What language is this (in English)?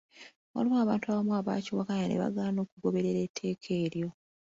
Ganda